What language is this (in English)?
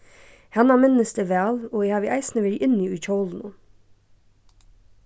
Faroese